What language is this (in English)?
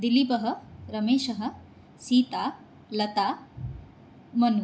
Sanskrit